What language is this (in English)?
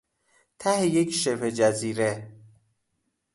Persian